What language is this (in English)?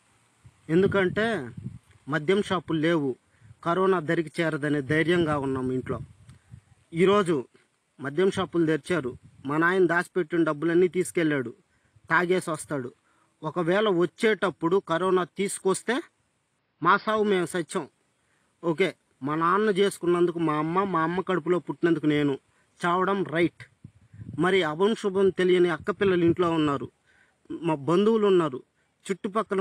Telugu